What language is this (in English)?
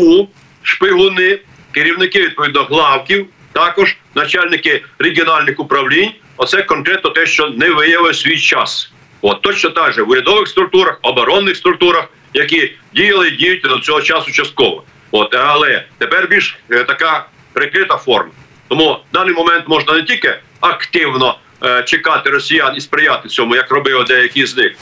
Ukrainian